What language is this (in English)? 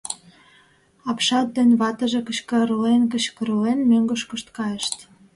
Mari